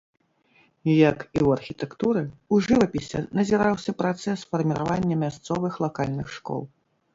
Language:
Belarusian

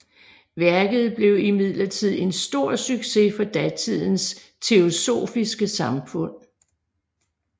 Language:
Danish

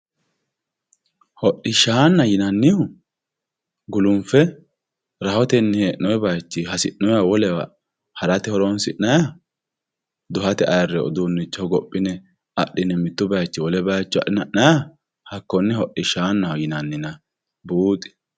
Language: Sidamo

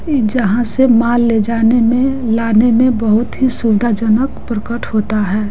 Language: Hindi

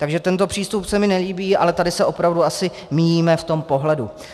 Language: Czech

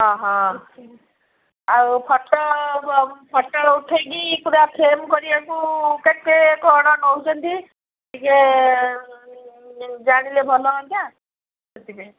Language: Odia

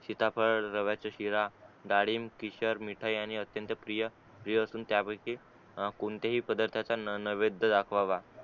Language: Marathi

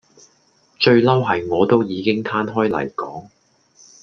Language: Cantonese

